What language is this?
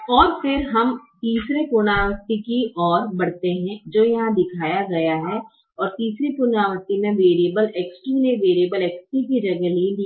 Hindi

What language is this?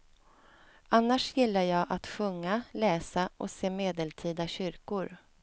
Swedish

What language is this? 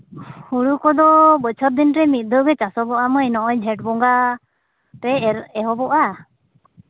Santali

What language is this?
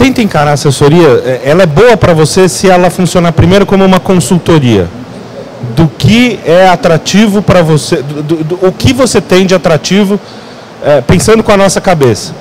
Portuguese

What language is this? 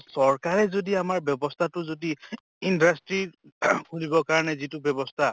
Assamese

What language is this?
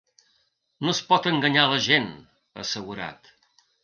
Catalan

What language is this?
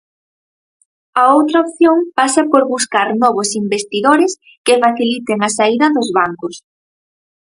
Galician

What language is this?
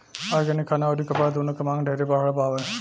Bhojpuri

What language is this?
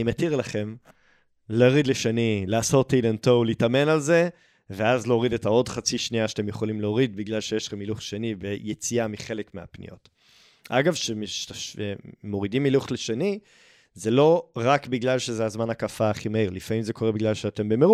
Hebrew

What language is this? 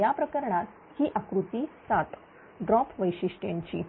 Marathi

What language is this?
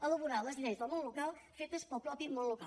Catalan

